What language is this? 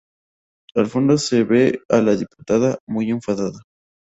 Spanish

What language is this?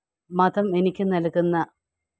Malayalam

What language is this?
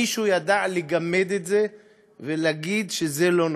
Hebrew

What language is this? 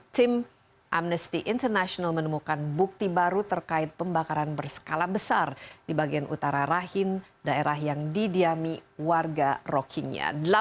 Indonesian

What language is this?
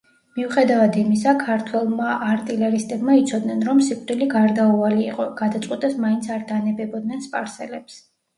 Georgian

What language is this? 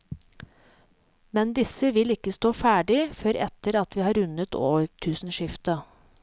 Norwegian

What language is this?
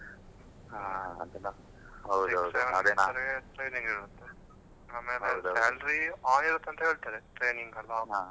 Kannada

